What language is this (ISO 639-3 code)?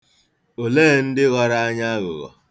ibo